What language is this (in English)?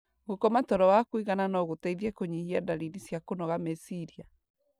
Kikuyu